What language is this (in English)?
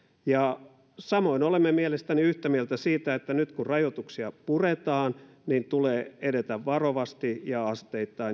Finnish